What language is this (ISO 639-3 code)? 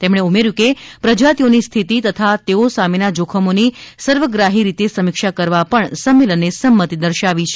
guj